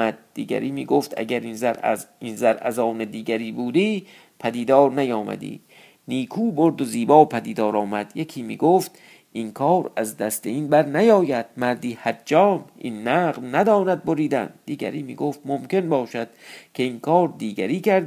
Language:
Persian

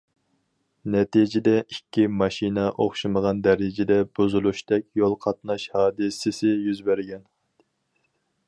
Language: Uyghur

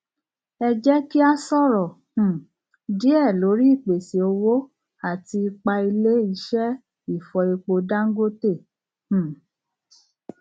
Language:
Yoruba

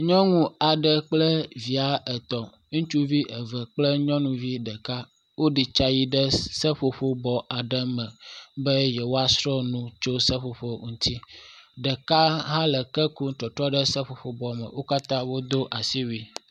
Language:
Ewe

